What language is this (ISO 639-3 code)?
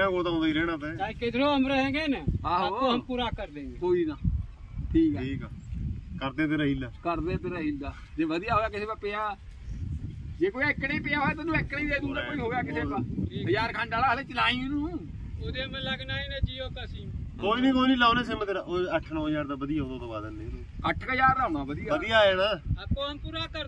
pan